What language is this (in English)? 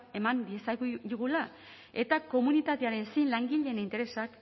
Basque